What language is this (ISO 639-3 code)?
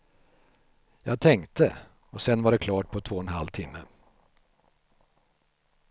swe